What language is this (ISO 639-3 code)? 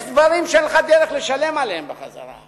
heb